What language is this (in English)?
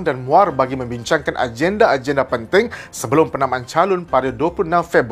Malay